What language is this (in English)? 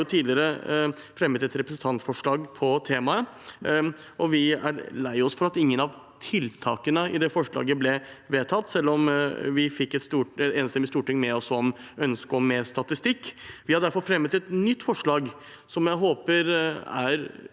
Norwegian